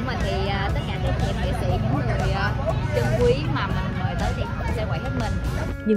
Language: Vietnamese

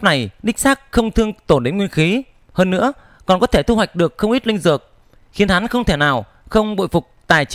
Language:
Vietnamese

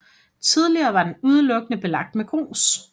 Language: Danish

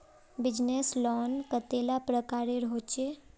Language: Magahi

